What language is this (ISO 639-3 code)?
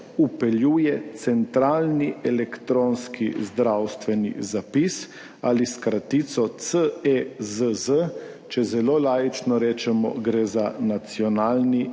slv